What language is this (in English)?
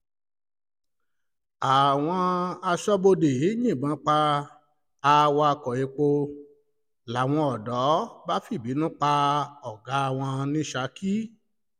Yoruba